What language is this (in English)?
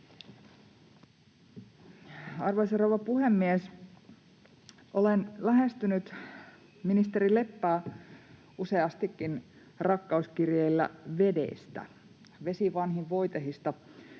Finnish